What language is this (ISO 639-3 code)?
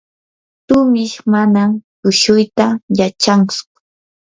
qur